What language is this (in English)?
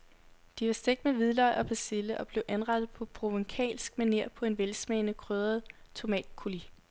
Danish